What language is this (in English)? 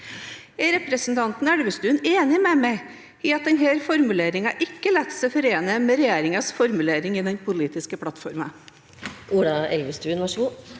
Norwegian